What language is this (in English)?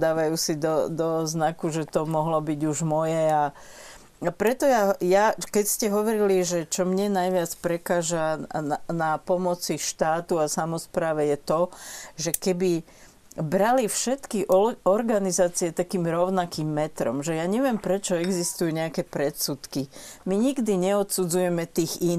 Slovak